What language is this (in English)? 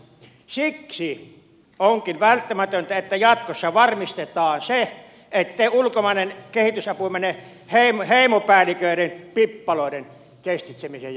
Finnish